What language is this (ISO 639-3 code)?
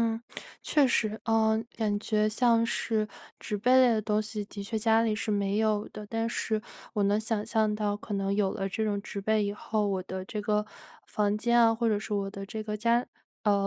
zho